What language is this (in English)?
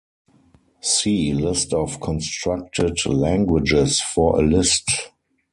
English